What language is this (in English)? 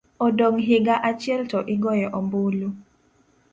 Luo (Kenya and Tanzania)